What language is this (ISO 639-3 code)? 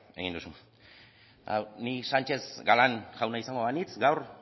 eus